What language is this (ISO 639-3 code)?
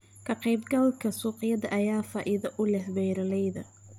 som